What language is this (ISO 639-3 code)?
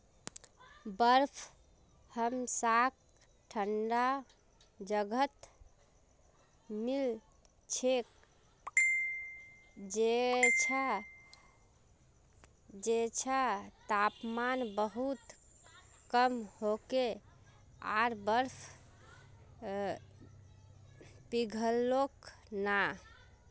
mag